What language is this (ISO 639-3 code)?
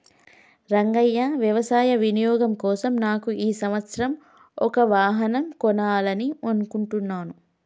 tel